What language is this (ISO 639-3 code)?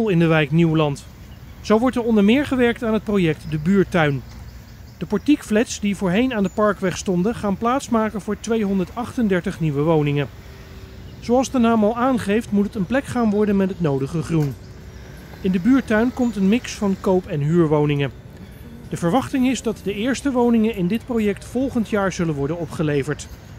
nld